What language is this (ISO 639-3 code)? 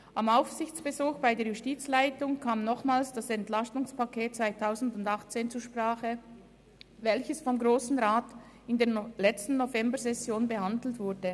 gsw